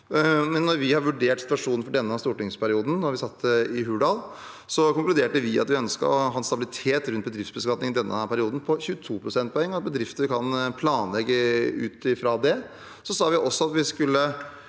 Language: Norwegian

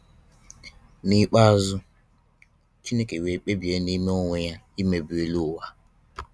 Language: Igbo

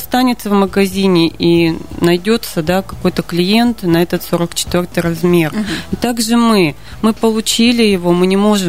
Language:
Russian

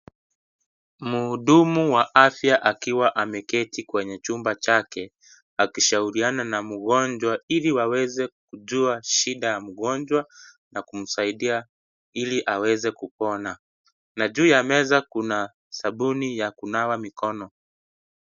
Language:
Swahili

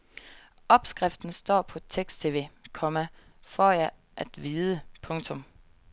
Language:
Danish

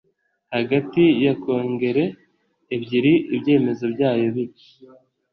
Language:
Kinyarwanda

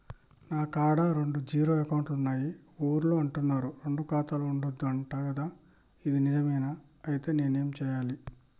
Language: Telugu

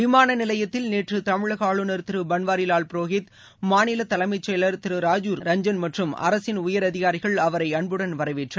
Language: Tamil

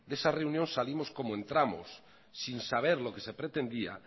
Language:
Spanish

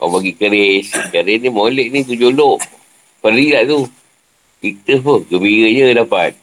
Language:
Malay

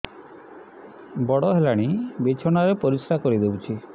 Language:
Odia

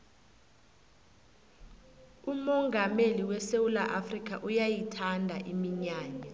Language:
South Ndebele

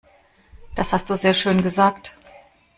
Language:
German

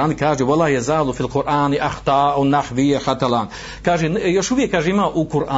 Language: Croatian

